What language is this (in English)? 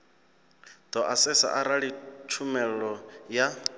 Venda